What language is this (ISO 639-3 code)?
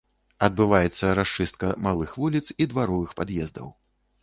bel